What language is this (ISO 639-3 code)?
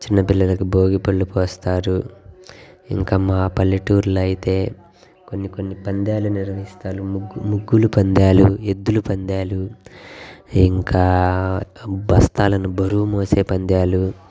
tel